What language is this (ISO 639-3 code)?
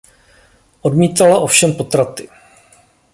ces